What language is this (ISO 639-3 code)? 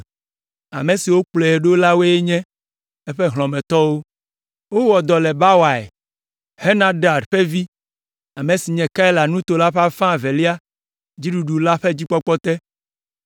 ewe